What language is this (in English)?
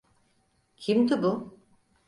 Turkish